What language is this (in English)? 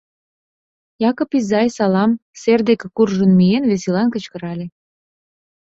Mari